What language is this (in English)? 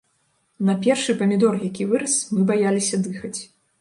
Belarusian